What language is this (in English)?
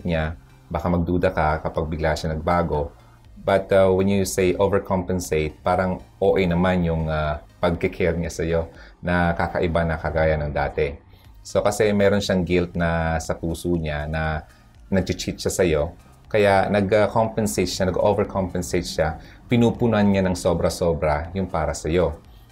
Filipino